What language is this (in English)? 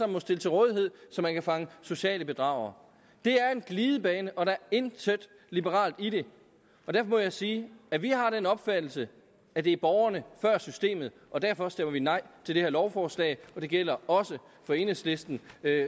Danish